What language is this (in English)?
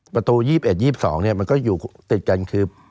Thai